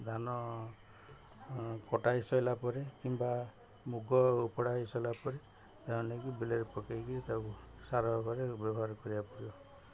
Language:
Odia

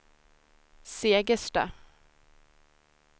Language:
Swedish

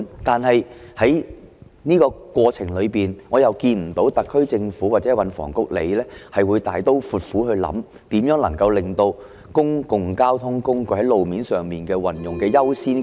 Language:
Cantonese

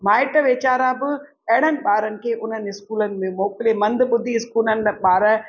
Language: Sindhi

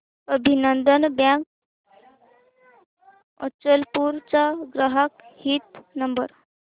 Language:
Marathi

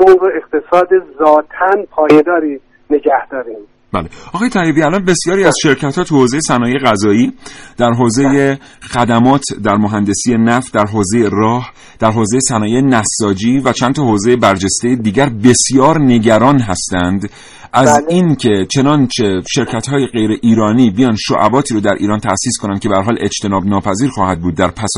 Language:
Persian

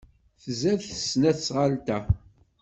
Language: Kabyle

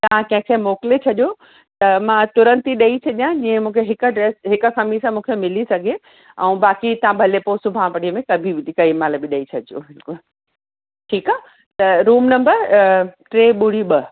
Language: Sindhi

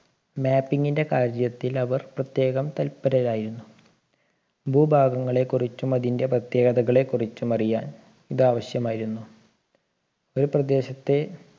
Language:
Malayalam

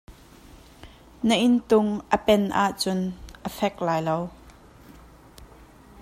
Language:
Hakha Chin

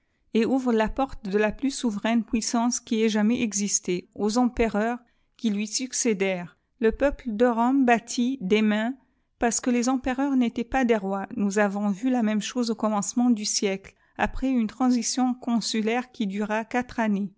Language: French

